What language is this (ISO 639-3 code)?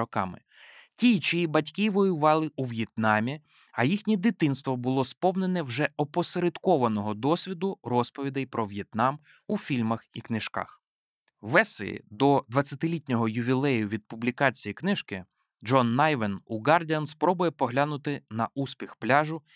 ukr